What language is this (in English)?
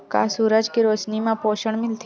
Chhattisgarhi